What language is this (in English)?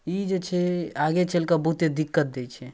Maithili